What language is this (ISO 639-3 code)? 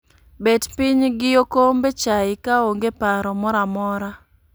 luo